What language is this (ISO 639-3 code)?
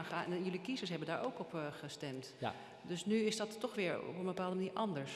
nld